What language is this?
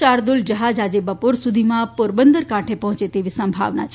Gujarati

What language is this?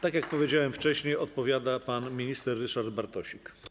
Polish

